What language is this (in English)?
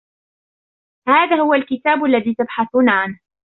Arabic